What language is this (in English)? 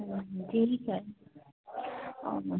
Hindi